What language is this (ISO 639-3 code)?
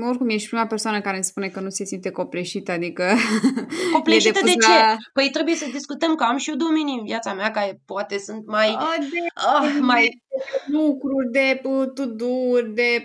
ron